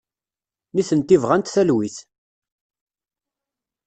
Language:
Kabyle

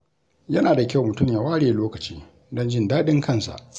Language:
Hausa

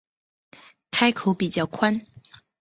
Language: Chinese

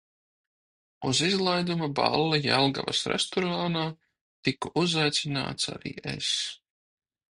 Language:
Latvian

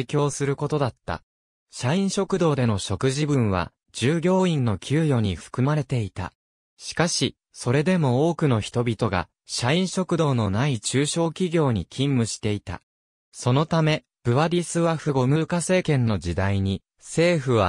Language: Japanese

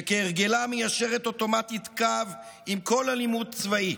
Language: Hebrew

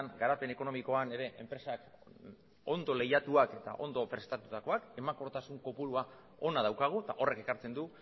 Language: Basque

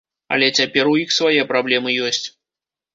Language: Belarusian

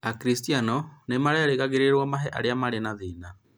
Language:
Kikuyu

